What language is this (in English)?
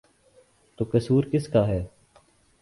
Urdu